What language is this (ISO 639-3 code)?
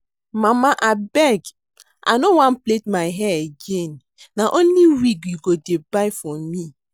pcm